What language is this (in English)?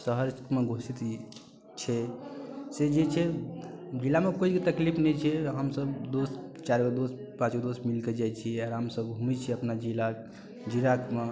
Maithili